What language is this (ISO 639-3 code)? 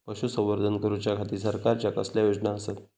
mar